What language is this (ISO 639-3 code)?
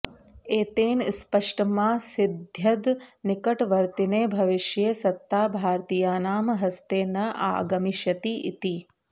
san